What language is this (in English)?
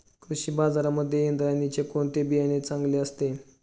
Marathi